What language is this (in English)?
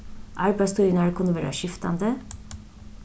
Faroese